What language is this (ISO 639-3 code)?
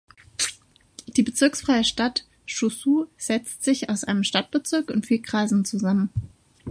deu